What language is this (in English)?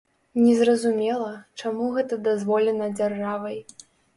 Belarusian